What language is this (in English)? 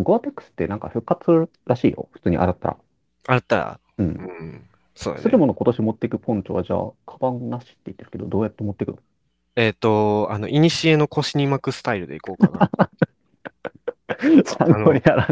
Japanese